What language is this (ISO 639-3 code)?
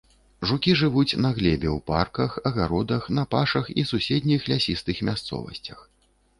bel